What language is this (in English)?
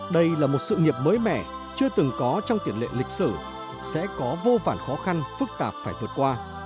Vietnamese